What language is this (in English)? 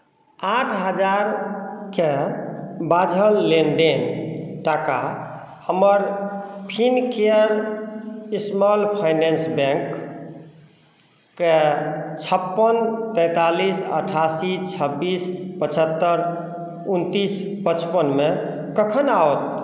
Maithili